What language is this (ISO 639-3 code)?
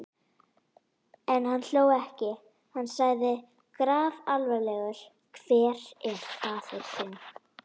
isl